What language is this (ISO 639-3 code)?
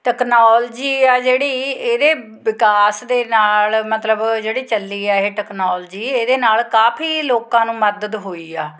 pan